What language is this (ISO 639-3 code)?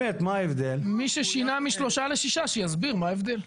heb